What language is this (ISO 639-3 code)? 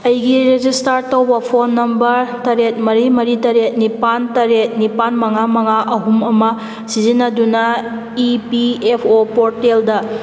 mni